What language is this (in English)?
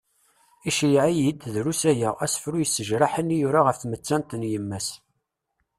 Kabyle